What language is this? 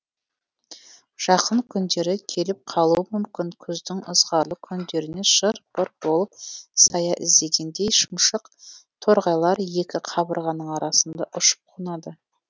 Kazakh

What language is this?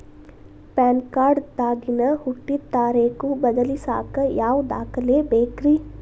Kannada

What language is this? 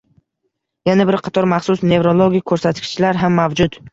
Uzbek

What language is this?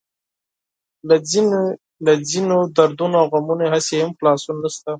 Pashto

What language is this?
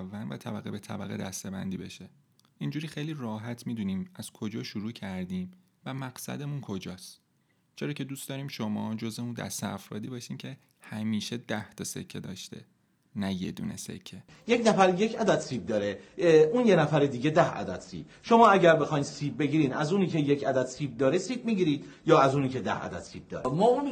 Persian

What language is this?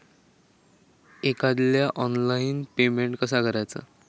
Marathi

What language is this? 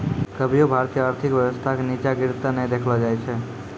Maithili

